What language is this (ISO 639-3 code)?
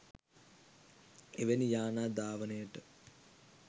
sin